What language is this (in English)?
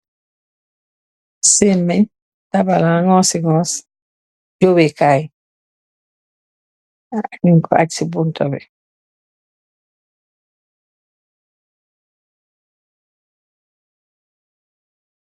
Wolof